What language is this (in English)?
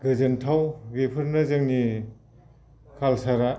Bodo